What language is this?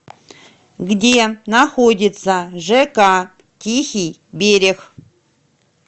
Russian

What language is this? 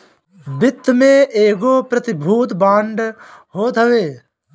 Bhojpuri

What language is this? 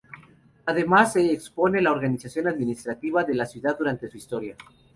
Spanish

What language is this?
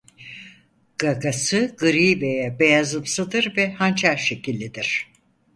Turkish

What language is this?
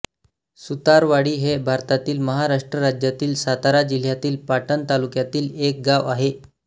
Marathi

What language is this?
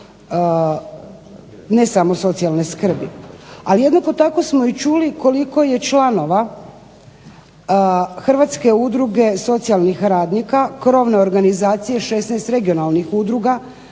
Croatian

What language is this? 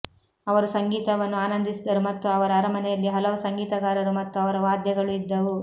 Kannada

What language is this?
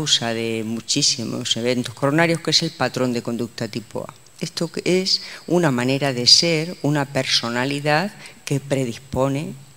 Spanish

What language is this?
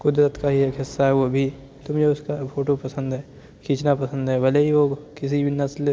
Urdu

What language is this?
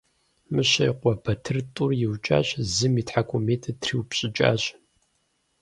Kabardian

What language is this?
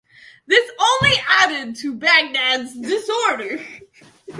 English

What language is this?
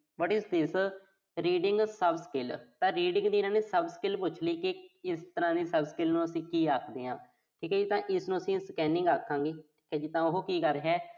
Punjabi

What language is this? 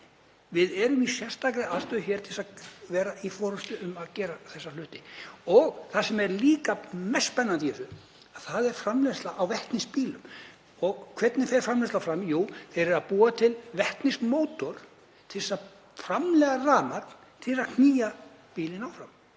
Icelandic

